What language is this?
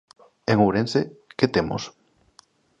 Galician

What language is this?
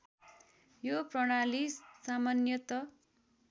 Nepali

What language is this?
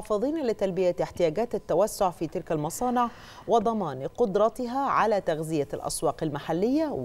Arabic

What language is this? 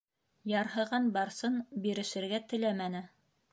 Bashkir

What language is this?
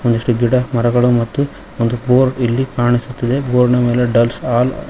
Kannada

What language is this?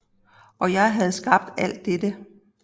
Danish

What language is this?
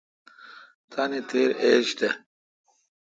Kalkoti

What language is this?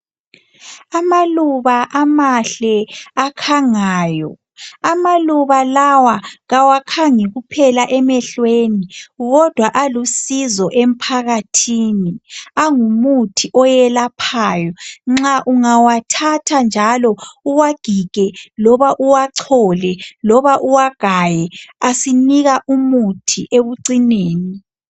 North Ndebele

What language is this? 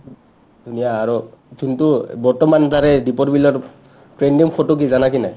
Assamese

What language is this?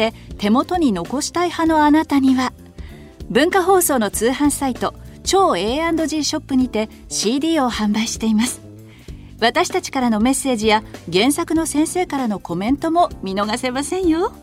Japanese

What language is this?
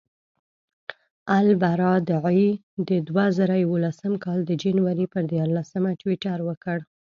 Pashto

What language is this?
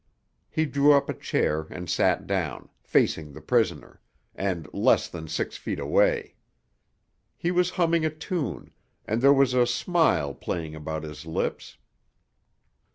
English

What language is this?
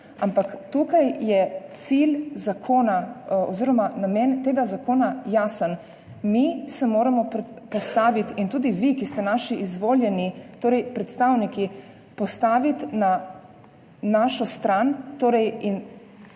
Slovenian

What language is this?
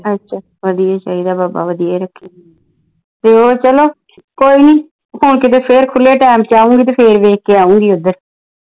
Punjabi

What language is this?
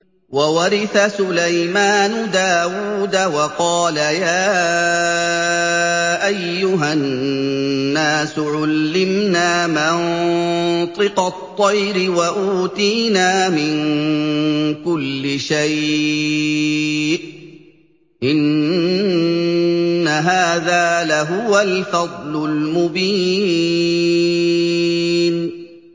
Arabic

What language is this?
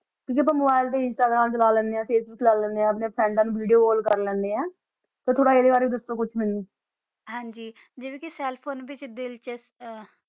Punjabi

